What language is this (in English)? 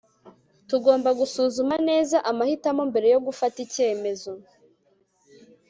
Kinyarwanda